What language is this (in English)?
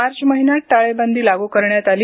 Marathi